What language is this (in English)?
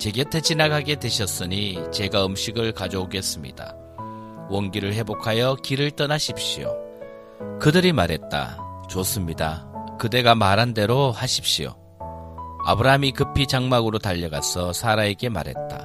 Korean